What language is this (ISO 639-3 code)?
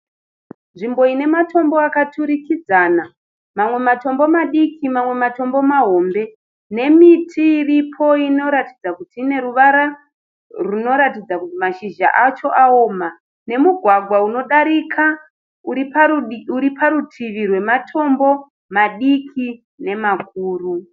sna